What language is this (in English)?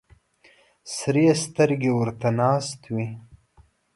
Pashto